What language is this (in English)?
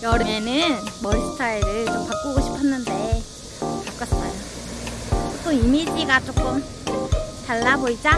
Korean